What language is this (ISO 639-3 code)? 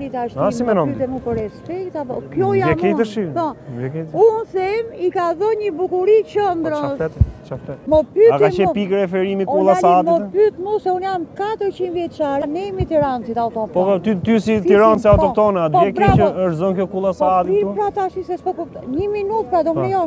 ron